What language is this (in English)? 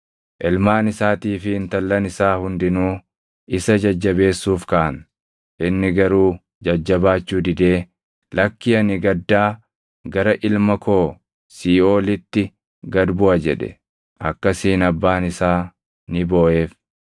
Oromo